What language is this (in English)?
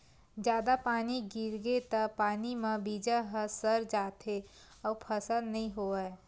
Chhattisgarhi